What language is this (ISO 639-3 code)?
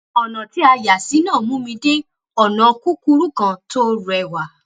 yor